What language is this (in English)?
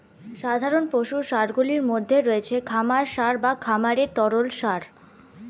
Bangla